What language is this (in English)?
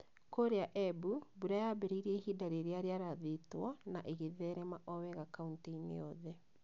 Kikuyu